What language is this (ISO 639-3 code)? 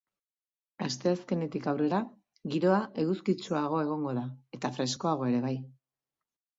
eus